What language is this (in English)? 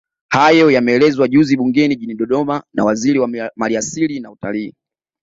Swahili